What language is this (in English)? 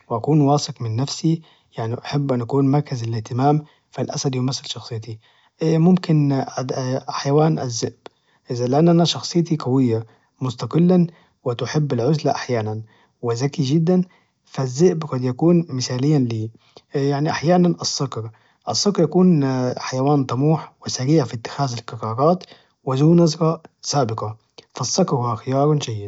Najdi Arabic